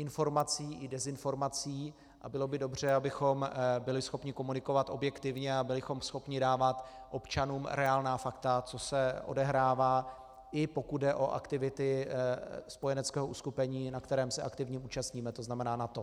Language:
Czech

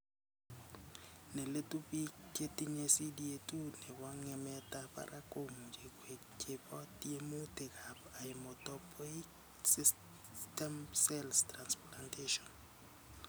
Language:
Kalenjin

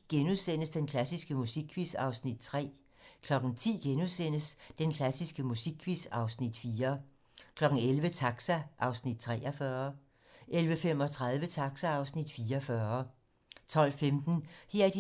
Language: Danish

